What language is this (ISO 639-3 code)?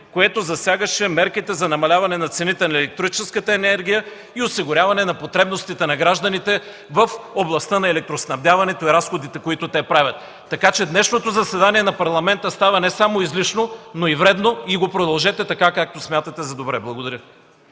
bul